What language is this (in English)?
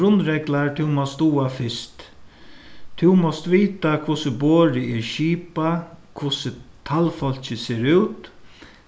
Faroese